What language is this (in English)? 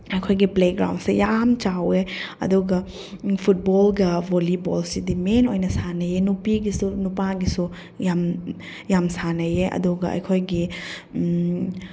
Manipuri